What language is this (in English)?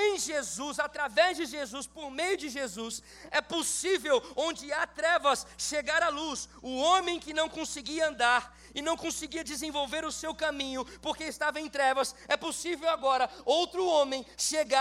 Portuguese